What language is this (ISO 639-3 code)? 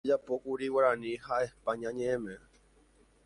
grn